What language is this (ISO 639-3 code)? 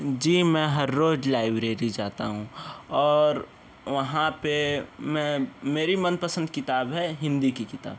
hin